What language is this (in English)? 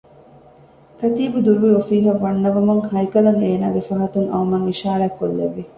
Divehi